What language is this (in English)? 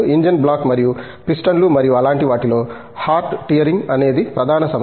Telugu